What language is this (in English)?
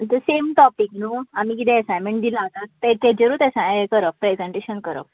Konkani